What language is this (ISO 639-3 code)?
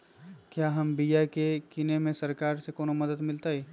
mag